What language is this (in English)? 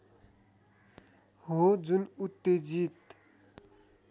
Nepali